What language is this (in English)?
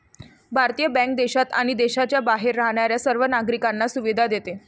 Marathi